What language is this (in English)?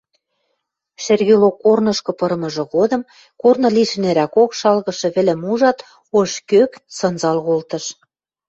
Western Mari